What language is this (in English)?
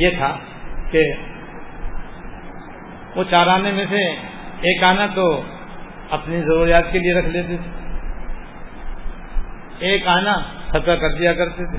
Urdu